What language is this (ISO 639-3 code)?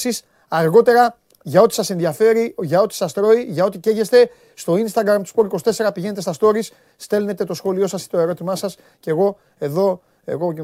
ell